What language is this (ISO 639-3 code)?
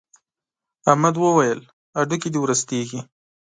pus